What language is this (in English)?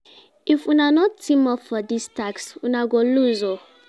Nigerian Pidgin